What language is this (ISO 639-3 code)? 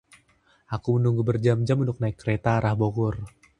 ind